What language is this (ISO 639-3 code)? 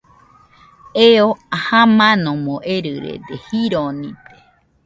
hux